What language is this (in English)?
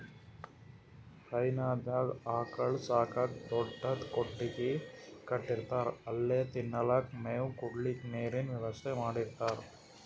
Kannada